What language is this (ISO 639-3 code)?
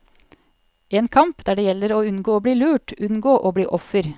nor